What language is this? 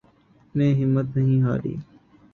Urdu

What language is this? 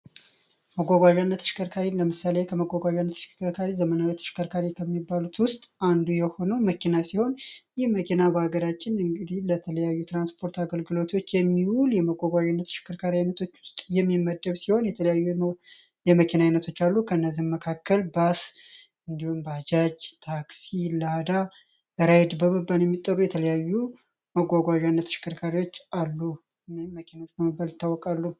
Amharic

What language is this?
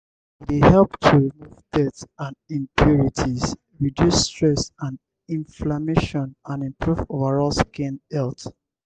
Nigerian Pidgin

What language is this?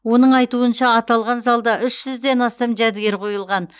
Kazakh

